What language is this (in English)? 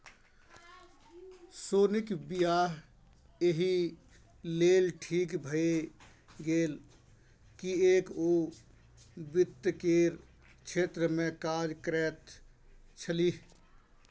Maithili